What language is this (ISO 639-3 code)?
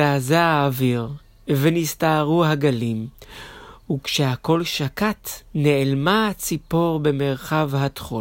heb